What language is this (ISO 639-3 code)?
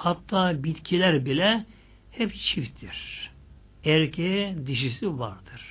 tur